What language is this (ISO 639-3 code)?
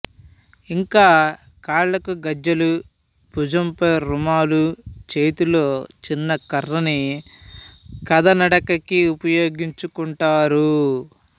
tel